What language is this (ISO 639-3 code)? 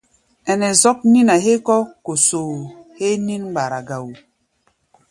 gba